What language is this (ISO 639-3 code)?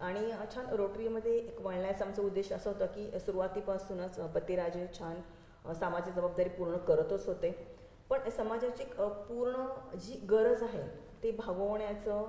mar